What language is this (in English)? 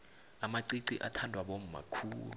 South Ndebele